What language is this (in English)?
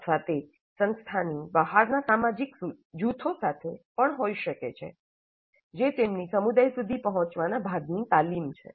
Gujarati